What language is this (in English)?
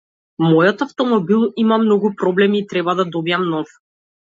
Macedonian